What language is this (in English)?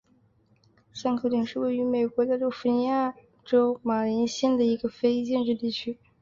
Chinese